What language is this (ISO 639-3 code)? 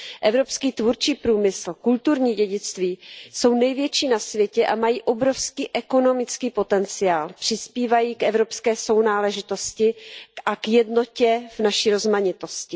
ces